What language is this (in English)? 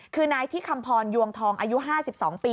Thai